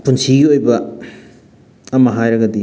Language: Manipuri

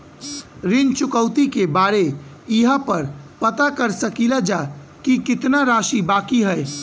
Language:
Bhojpuri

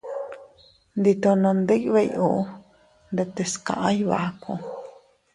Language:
Teutila Cuicatec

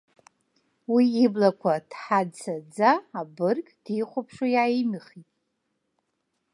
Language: Abkhazian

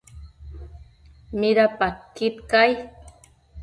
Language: Matsés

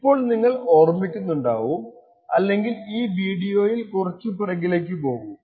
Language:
Malayalam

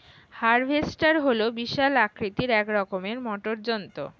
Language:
Bangla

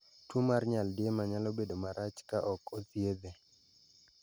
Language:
Luo (Kenya and Tanzania)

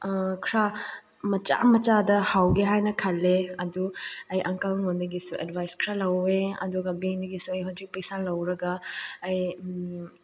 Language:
Manipuri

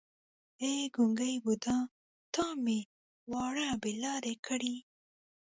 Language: Pashto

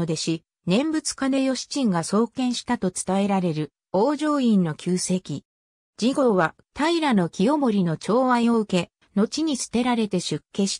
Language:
Japanese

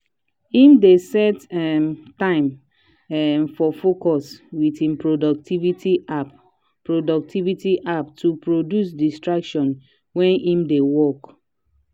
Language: Nigerian Pidgin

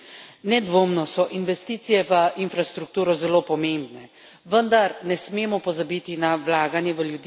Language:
Slovenian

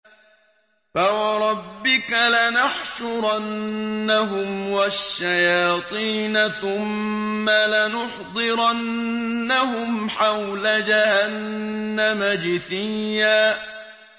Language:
Arabic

